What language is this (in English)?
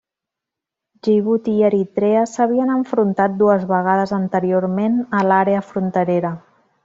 Catalan